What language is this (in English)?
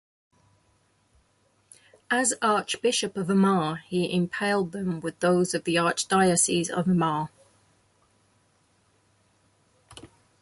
English